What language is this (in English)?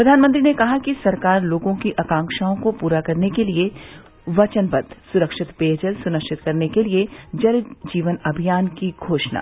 Hindi